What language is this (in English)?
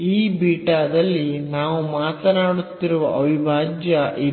Kannada